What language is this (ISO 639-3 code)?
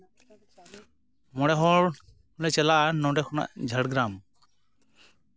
sat